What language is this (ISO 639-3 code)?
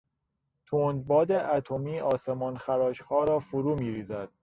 fas